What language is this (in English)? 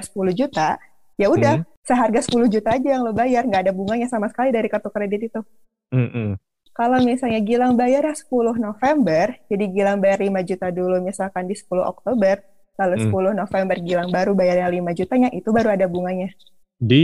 Indonesian